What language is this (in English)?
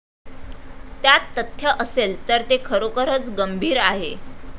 Marathi